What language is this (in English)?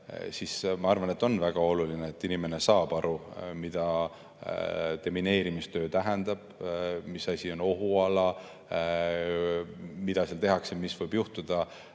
Estonian